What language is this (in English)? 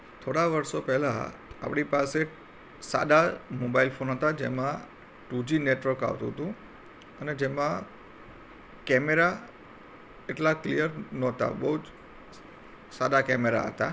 Gujarati